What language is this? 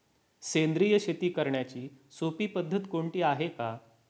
Marathi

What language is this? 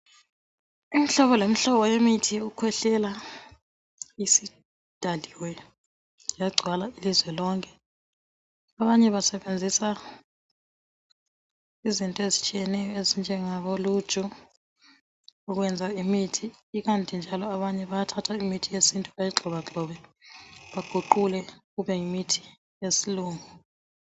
North Ndebele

